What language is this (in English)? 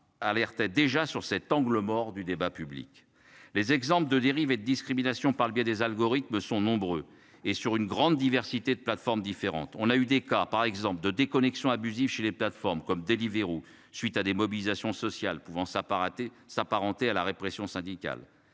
French